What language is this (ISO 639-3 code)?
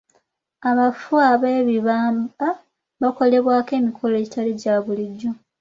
lug